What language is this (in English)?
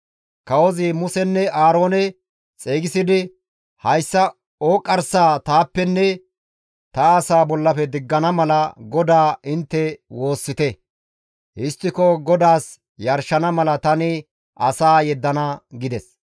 Gamo